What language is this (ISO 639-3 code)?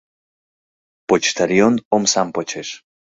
chm